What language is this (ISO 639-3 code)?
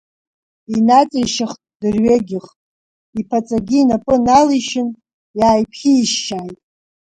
abk